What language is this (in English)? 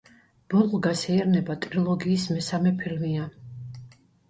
Georgian